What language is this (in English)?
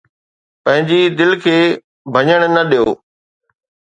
Sindhi